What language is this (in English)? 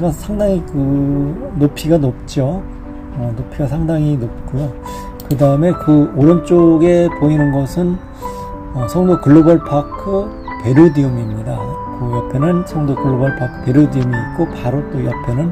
Korean